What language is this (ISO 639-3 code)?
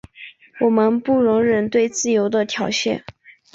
zho